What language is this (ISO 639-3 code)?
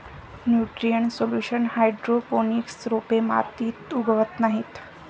mar